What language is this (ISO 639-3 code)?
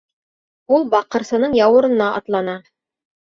bak